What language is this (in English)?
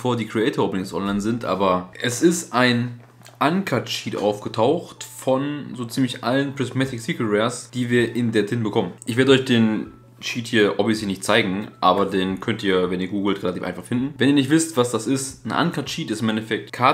German